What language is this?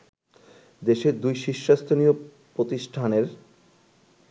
Bangla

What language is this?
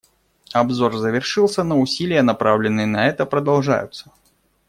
Russian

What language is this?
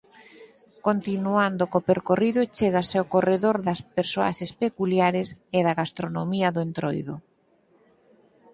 Galician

